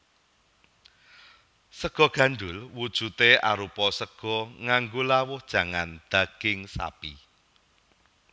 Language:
Javanese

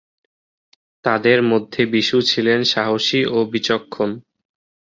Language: Bangla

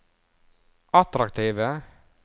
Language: Norwegian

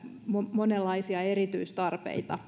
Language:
Finnish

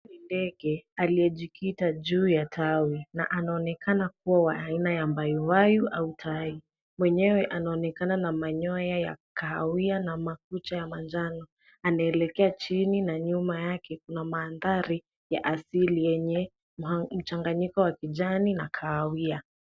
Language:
Swahili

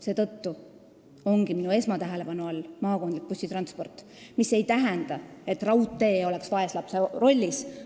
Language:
Estonian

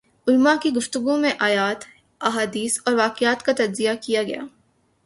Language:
Urdu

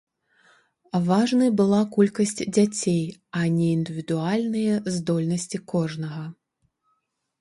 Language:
Belarusian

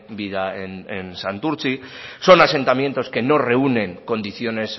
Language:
Spanish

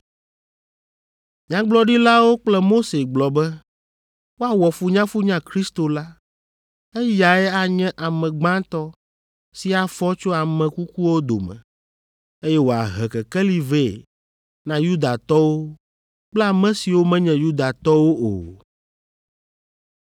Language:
Ewe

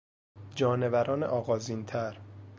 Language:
Persian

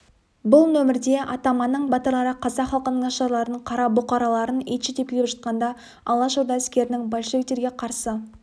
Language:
Kazakh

